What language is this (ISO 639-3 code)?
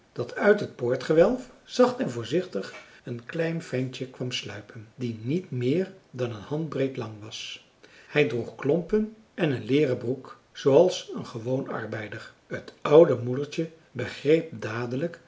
nld